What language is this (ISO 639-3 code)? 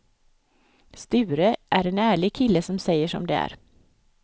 swe